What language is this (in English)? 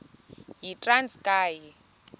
Xhosa